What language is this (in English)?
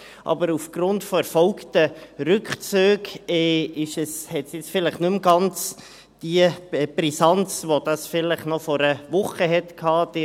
Swiss German